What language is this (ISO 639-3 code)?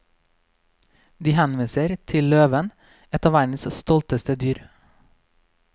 nor